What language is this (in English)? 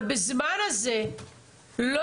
Hebrew